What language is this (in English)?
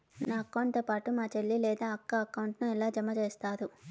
Telugu